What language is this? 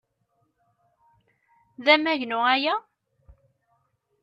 Kabyle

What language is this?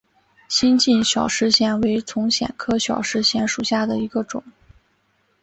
Chinese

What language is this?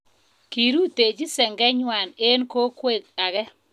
Kalenjin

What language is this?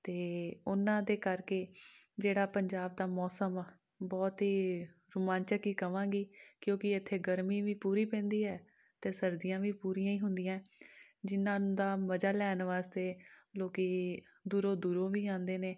Punjabi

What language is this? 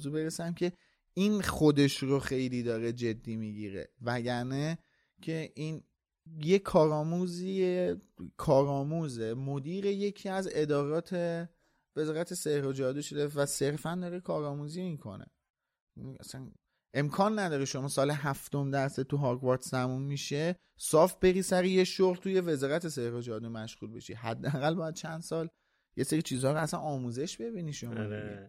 Persian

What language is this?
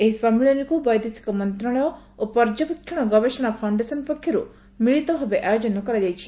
Odia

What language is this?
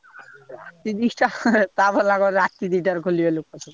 Odia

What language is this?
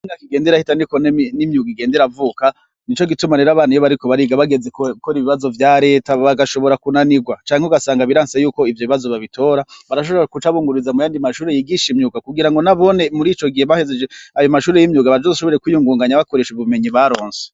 Rundi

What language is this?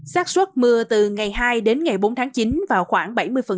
Vietnamese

